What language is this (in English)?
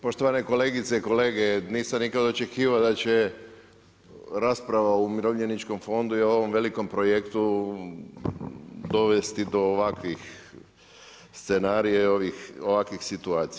Croatian